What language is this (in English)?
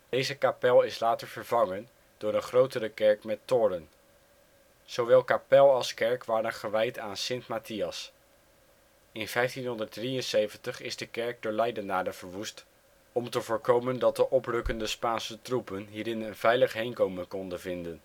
Dutch